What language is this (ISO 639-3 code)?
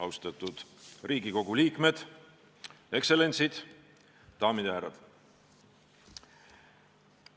est